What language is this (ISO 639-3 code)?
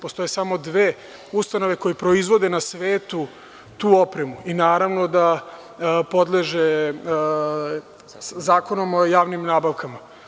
srp